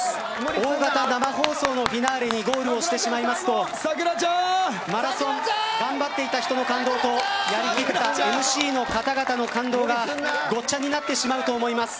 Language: Japanese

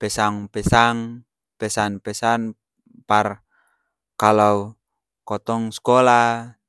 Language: Ambonese Malay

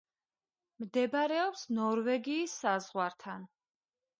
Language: Georgian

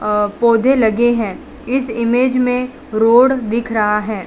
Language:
Hindi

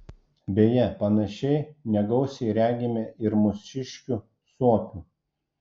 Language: Lithuanian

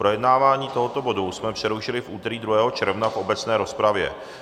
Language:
Czech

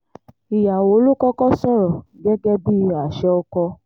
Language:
Yoruba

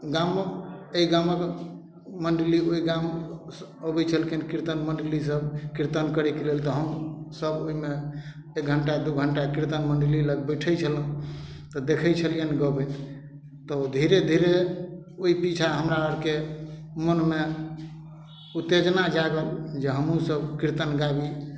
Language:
Maithili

